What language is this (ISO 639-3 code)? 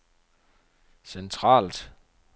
dan